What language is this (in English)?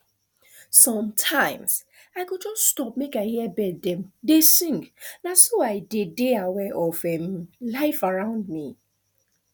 Nigerian Pidgin